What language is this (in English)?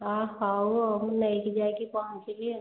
Odia